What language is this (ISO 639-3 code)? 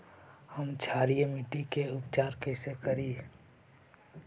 mag